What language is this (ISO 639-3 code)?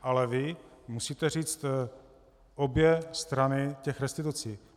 ces